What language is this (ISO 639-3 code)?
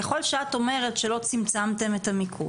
heb